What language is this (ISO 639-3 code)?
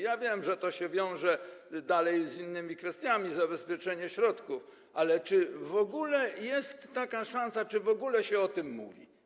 pol